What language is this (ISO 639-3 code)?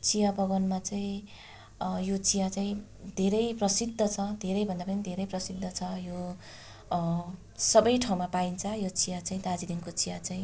nep